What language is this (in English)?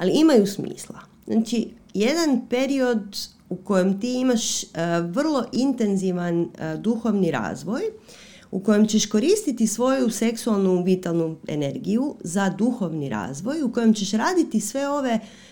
Croatian